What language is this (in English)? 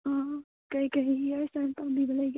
Manipuri